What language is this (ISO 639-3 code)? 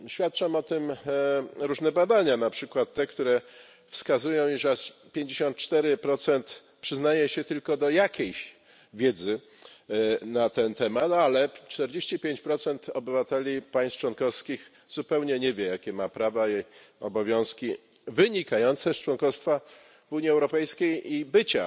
pol